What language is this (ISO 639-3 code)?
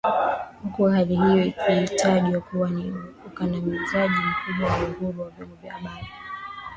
swa